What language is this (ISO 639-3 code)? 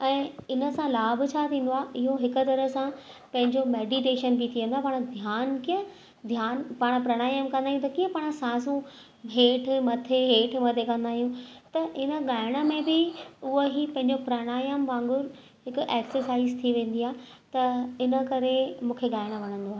snd